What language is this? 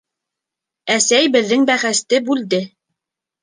Bashkir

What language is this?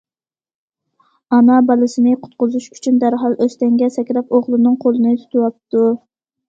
Uyghur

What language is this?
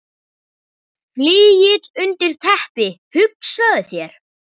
Icelandic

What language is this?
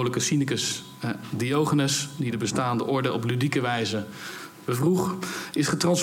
Dutch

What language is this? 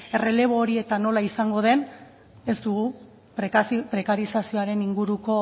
Basque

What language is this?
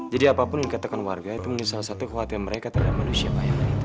Indonesian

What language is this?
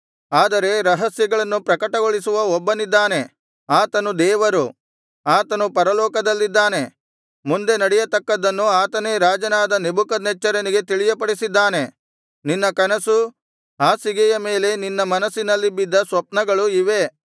Kannada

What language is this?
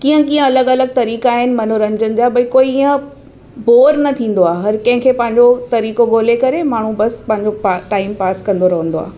Sindhi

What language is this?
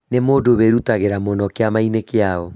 Kikuyu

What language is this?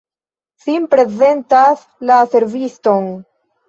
Esperanto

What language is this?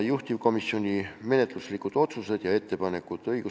Estonian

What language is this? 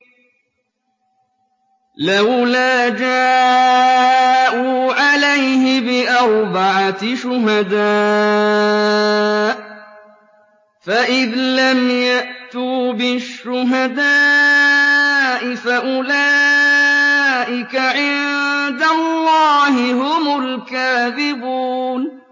Arabic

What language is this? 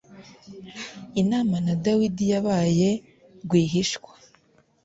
Kinyarwanda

